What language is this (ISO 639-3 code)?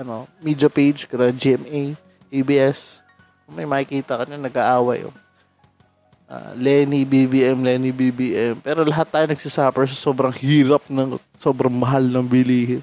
fil